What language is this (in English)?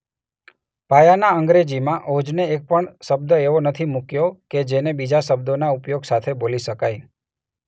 Gujarati